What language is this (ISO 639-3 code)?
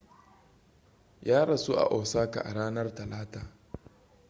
hau